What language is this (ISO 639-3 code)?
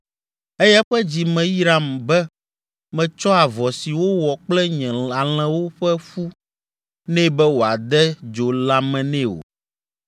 ewe